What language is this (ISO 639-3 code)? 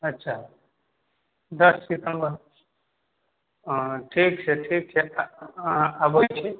mai